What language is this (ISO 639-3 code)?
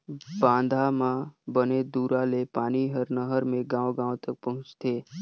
hne